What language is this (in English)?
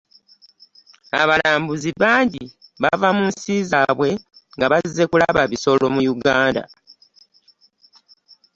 Ganda